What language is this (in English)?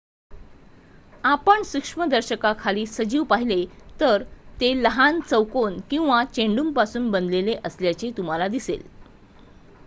Marathi